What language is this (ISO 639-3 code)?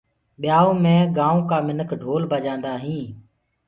ggg